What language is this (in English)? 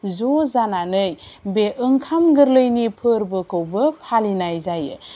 Bodo